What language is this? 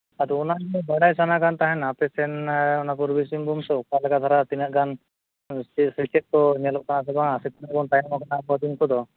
Santali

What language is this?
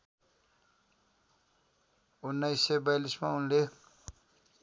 Nepali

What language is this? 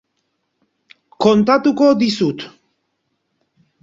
Basque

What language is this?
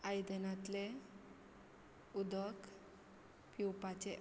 Konkani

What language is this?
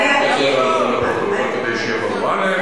Hebrew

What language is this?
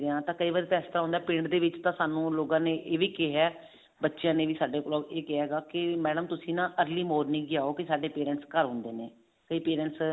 Punjabi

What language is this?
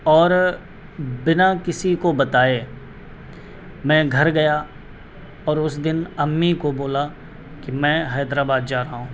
Urdu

